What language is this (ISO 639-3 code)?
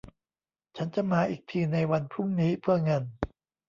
tha